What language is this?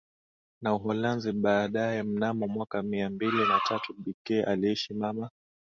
Swahili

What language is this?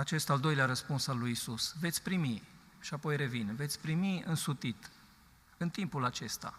Romanian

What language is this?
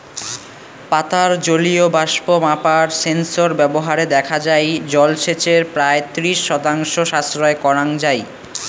Bangla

